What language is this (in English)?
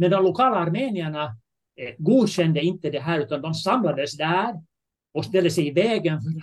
Swedish